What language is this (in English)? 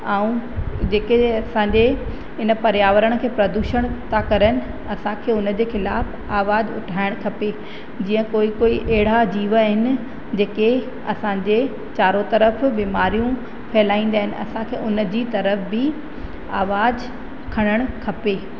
Sindhi